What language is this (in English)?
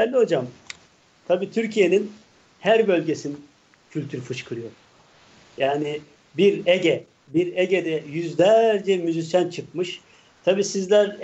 Turkish